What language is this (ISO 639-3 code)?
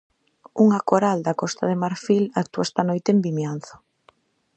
glg